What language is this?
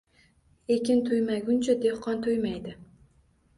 Uzbek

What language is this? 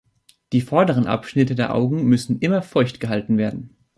German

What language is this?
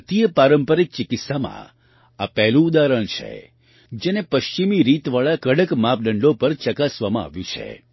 Gujarati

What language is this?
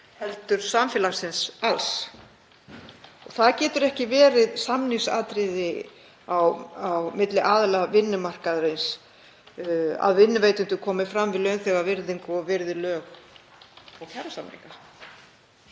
Icelandic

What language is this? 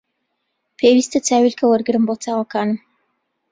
Central Kurdish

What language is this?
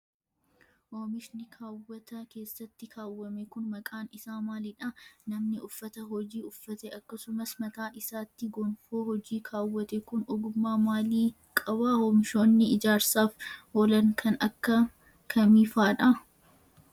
Oromo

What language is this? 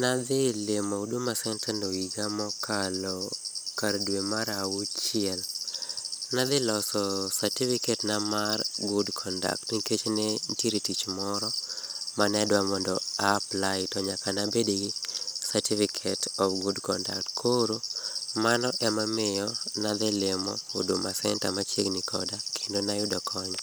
Luo (Kenya and Tanzania)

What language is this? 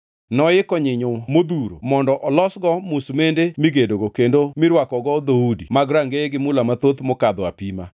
Luo (Kenya and Tanzania)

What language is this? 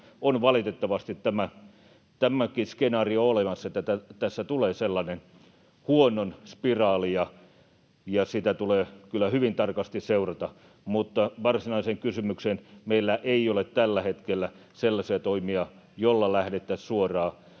Finnish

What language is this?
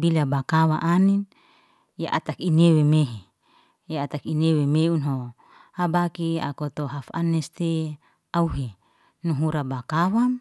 Liana-Seti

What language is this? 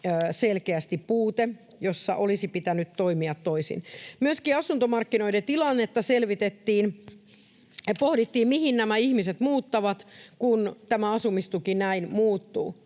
Finnish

